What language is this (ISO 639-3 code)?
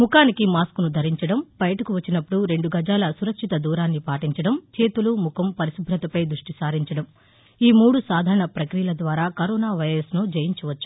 tel